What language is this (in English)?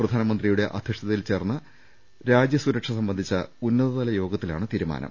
Malayalam